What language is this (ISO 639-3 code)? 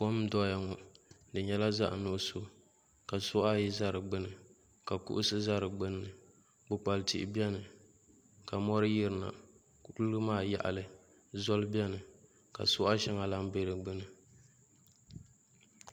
dag